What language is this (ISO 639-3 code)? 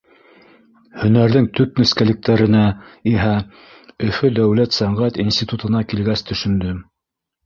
bak